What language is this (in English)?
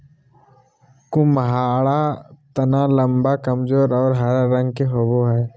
Magahi